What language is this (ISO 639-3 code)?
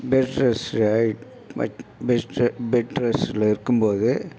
tam